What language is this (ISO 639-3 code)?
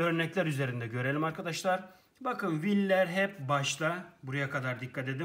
tur